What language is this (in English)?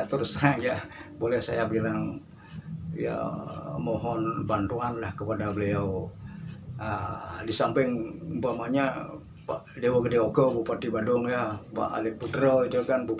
Indonesian